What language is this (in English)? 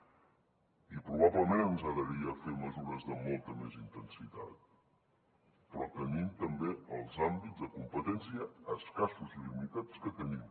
Catalan